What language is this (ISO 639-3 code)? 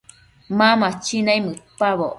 mcf